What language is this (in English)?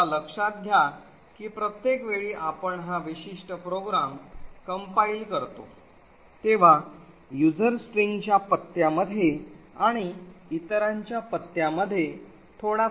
Marathi